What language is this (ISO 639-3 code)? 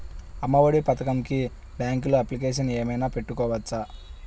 tel